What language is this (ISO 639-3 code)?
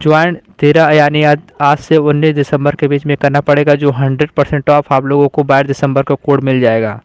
hin